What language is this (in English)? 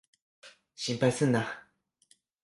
Japanese